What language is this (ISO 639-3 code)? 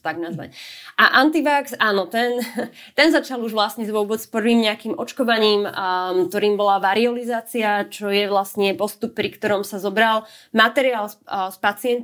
slk